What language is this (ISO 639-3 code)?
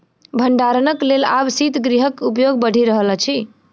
mai